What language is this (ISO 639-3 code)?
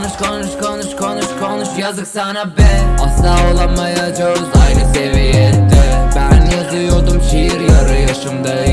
tur